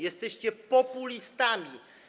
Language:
Polish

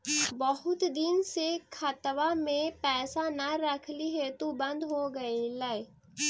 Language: Magahi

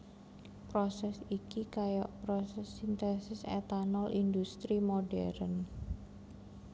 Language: Javanese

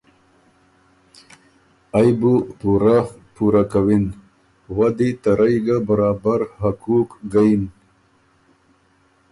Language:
Ormuri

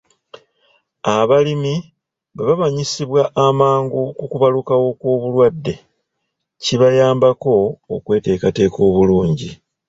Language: Ganda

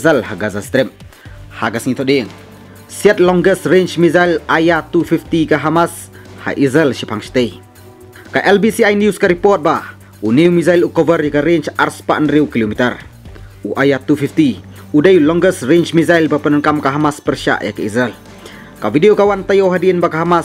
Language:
Indonesian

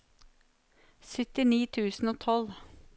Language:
Norwegian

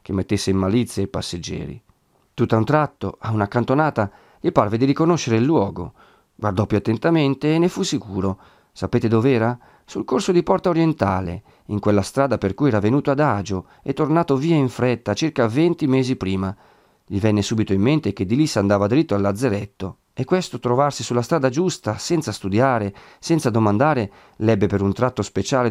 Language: Italian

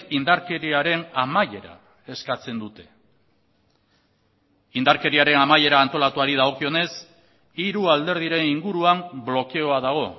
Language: Basque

